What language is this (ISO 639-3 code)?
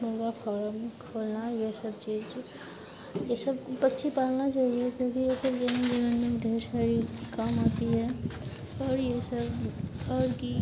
hin